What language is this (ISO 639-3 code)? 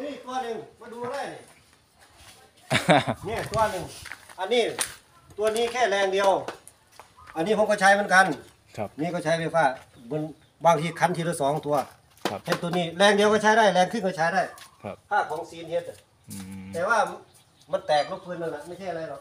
tha